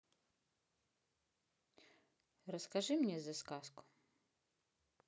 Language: Russian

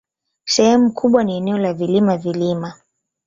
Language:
Swahili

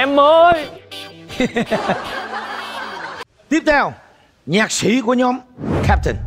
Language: Vietnamese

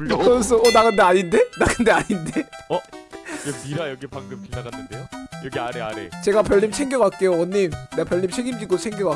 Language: Korean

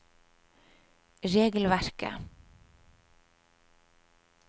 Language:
Norwegian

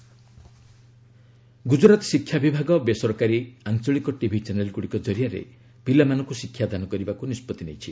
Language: Odia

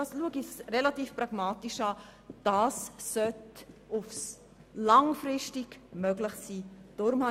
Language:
Swiss German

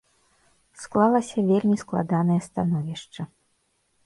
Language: Belarusian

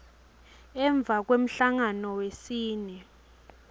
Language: Swati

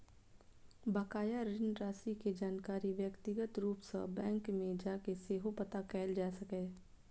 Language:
Maithili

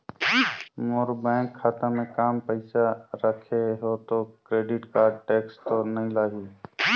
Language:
Chhattisgarhi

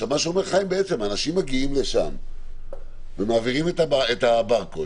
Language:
Hebrew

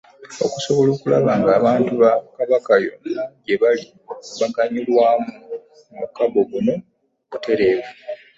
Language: Ganda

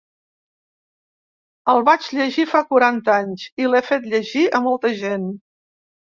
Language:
Catalan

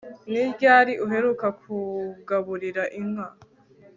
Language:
Kinyarwanda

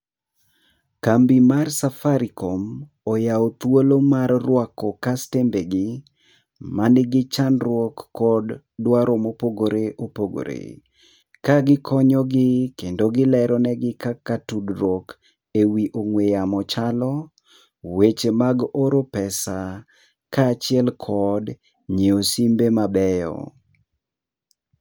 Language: Luo (Kenya and Tanzania)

